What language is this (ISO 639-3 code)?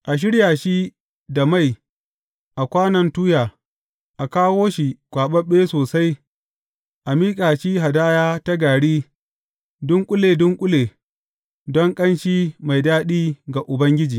hau